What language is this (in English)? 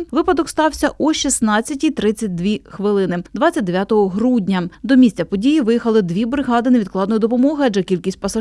Ukrainian